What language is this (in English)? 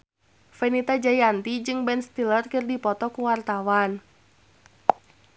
Sundanese